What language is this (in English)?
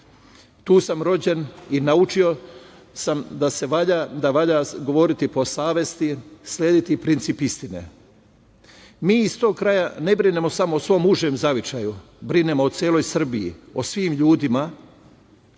Serbian